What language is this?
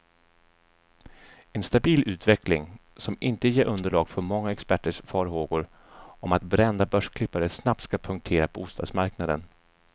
Swedish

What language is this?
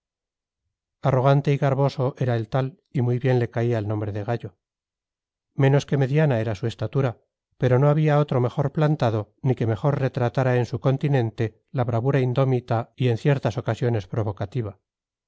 Spanish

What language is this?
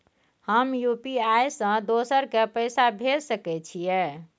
Maithili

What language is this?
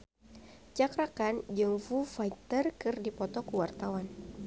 Sundanese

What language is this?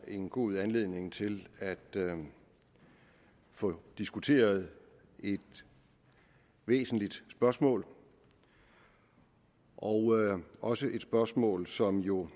Danish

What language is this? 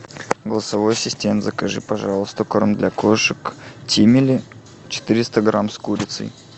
Russian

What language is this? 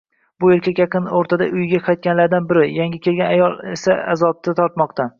Uzbek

